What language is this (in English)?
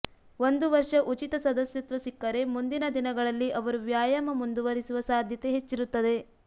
Kannada